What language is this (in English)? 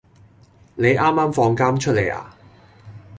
Cantonese